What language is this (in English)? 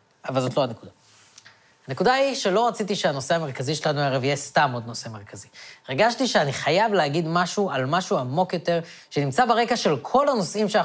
Hebrew